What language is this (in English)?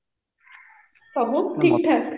Odia